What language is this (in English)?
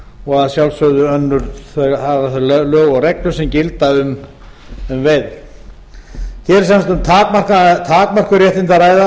Icelandic